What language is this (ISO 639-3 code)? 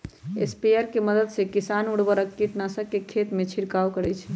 mag